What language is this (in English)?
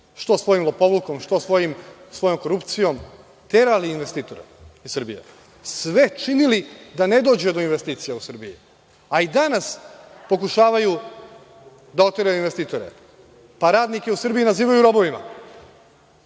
Serbian